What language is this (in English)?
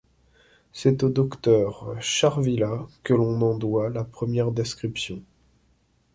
French